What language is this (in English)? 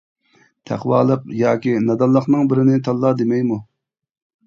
Uyghur